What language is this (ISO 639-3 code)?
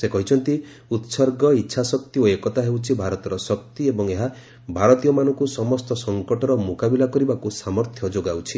ori